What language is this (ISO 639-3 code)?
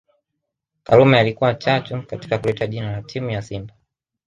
swa